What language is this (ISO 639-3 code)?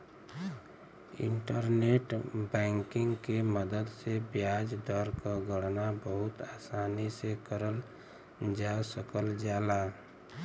bho